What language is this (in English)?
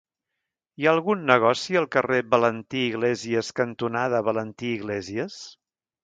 Catalan